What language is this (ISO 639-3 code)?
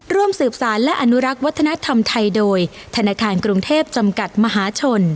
tha